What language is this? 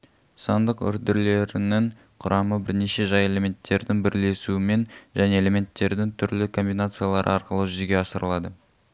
Kazakh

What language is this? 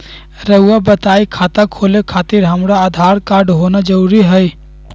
Magahi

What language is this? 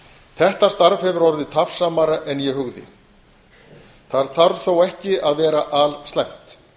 Icelandic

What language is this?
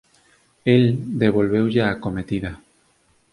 Galician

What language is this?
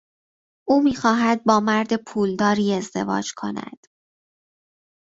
Persian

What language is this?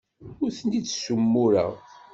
Kabyle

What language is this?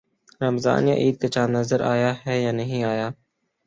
Urdu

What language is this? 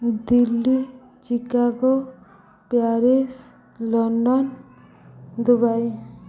Odia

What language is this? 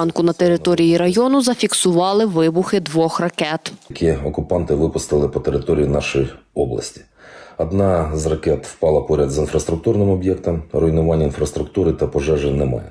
Ukrainian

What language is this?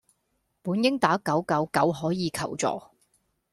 Cantonese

